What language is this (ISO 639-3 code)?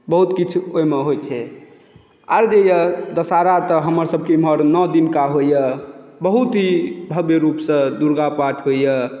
mai